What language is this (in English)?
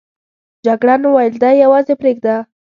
Pashto